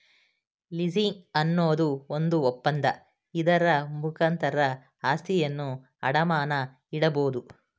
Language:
Kannada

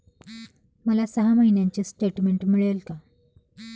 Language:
Marathi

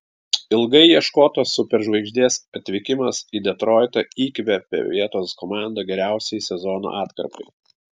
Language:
Lithuanian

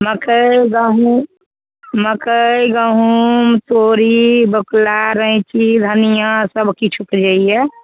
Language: Maithili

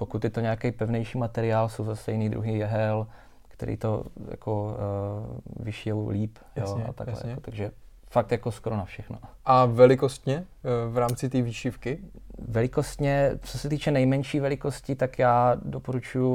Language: Czech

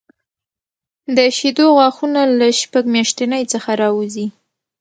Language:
Pashto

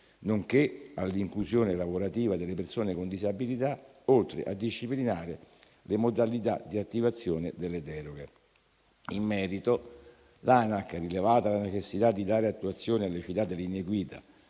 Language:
Italian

